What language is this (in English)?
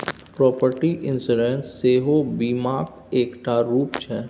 Maithili